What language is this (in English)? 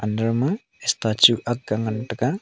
Wancho Naga